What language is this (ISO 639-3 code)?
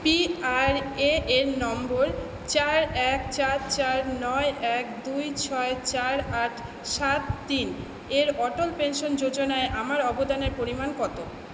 ben